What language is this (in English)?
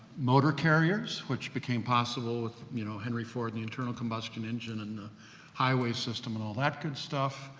English